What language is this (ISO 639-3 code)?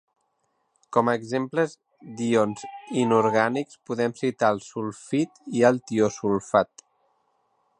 cat